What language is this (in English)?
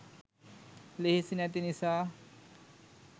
Sinhala